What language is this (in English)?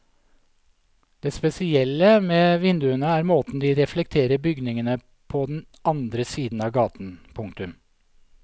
Norwegian